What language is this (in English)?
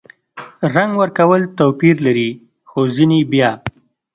Pashto